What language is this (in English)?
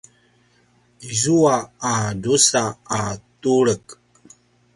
Paiwan